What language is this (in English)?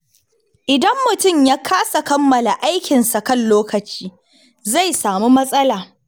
Hausa